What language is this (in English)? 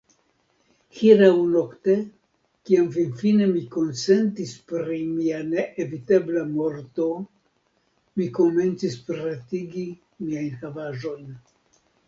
Esperanto